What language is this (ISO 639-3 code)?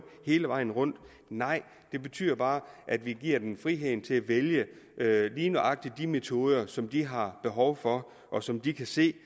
dan